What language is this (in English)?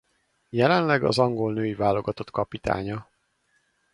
Hungarian